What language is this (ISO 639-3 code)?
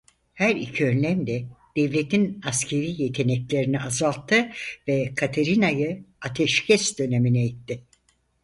tur